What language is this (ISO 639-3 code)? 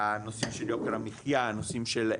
heb